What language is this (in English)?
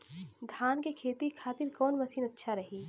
Bhojpuri